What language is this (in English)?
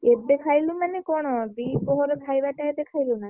Odia